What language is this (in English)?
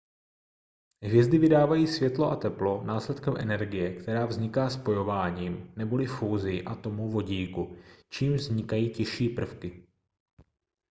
Czech